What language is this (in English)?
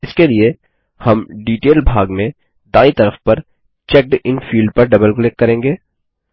Hindi